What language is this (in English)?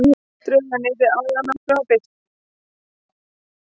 Icelandic